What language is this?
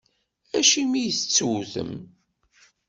Kabyle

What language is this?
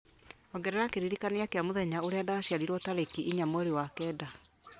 Kikuyu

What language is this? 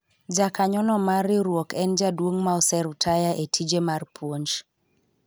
Luo (Kenya and Tanzania)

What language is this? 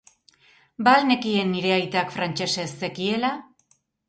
Basque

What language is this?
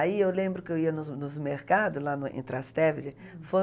Portuguese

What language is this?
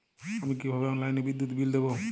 Bangla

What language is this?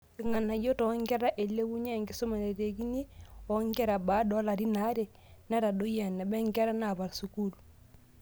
Masai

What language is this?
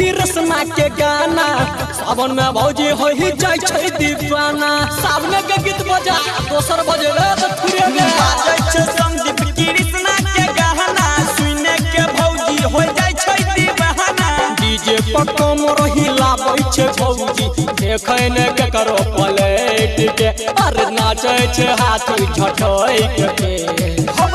Hindi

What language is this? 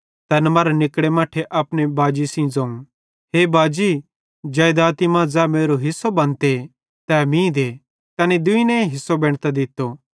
Bhadrawahi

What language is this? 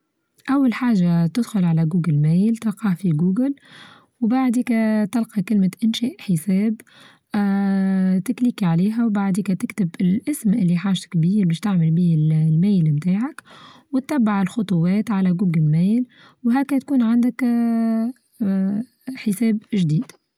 Tunisian Arabic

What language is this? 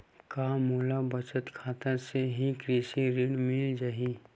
Chhattisgarhi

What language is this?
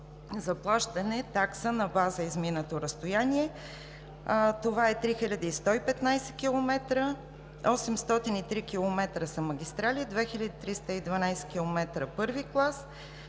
Bulgarian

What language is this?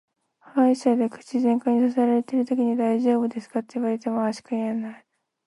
Japanese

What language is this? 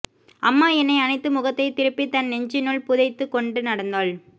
Tamil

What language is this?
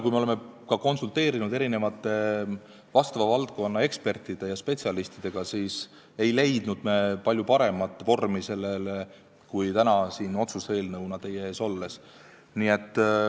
Estonian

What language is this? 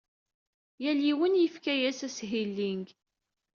Kabyle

